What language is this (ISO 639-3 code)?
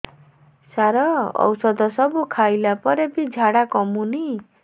ori